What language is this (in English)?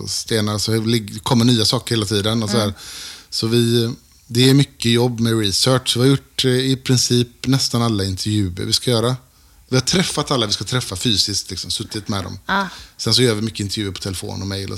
Swedish